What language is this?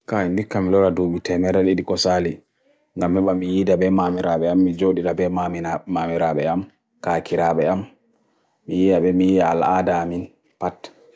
Bagirmi Fulfulde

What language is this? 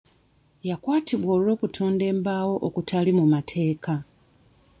Ganda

